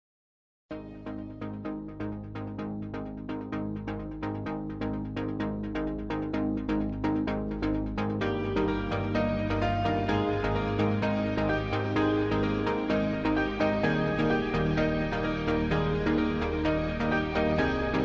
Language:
Romanian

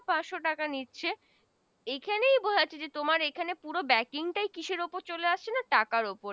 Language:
Bangla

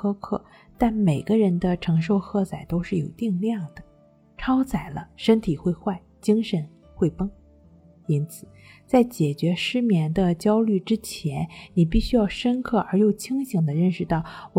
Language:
Chinese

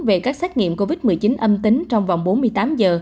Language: Vietnamese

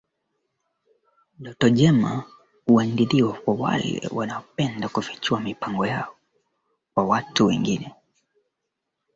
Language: Swahili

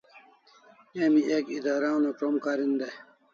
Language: Kalasha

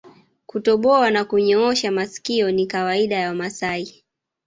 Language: Swahili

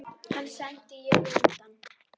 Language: Icelandic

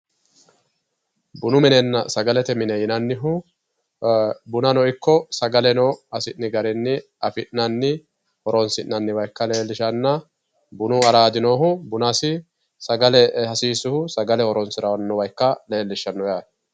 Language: Sidamo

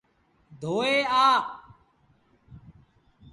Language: Sindhi Bhil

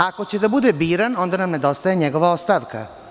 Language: Serbian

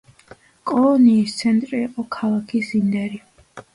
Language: Georgian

